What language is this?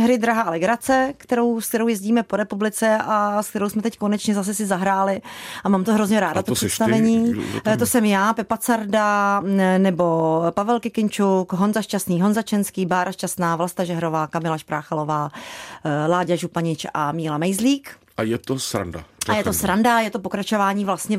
Czech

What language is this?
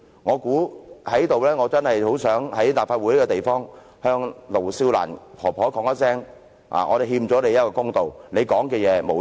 Cantonese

